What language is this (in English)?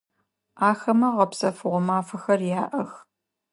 Adyghe